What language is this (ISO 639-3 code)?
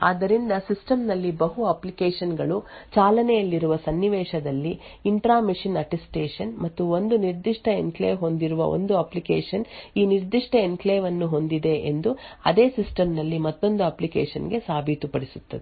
kan